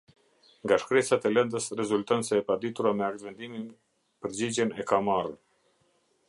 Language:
Albanian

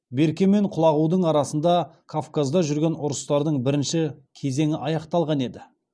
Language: Kazakh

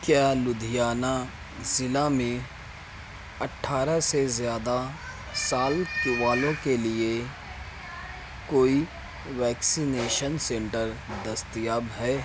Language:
Urdu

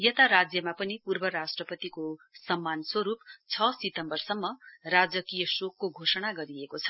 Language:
Nepali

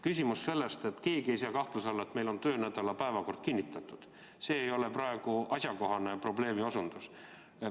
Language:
Estonian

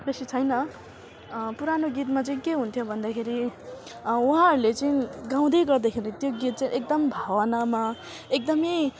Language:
Nepali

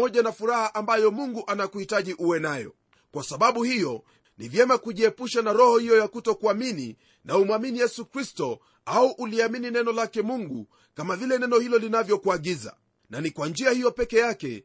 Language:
Swahili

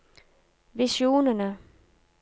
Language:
Norwegian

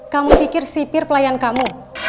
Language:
Indonesian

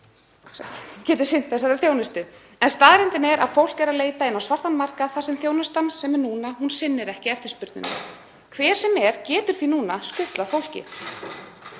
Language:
Icelandic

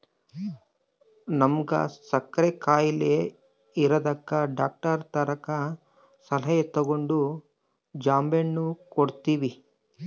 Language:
Kannada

